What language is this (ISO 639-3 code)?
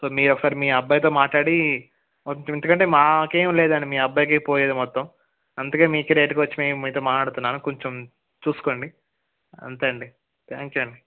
tel